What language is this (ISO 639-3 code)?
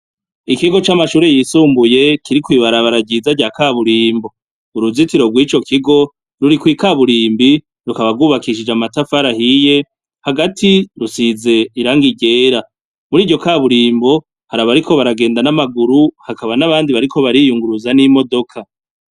run